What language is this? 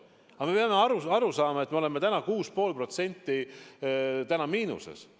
Estonian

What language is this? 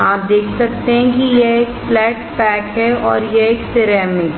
Hindi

